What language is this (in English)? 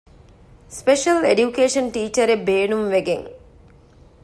Divehi